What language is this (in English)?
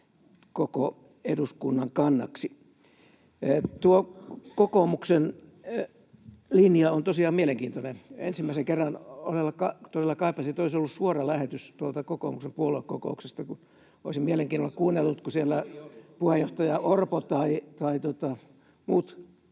Finnish